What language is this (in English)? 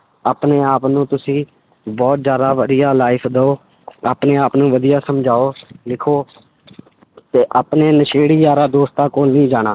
Punjabi